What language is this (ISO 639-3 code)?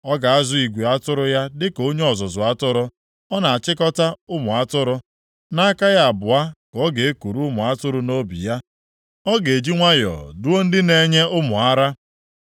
ibo